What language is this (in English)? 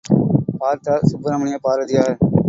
Tamil